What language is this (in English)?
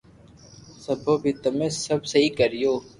Loarki